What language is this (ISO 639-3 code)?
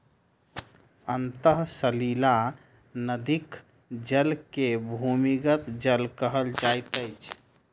mai